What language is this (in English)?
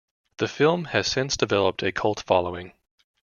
English